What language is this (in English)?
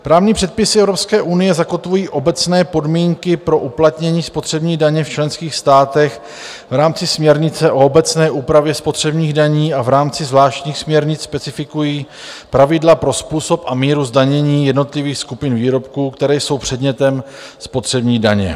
Czech